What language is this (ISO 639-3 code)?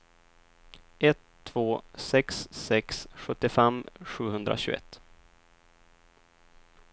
swe